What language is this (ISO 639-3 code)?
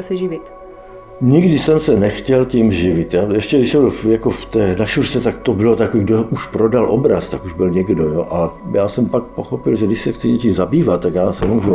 ces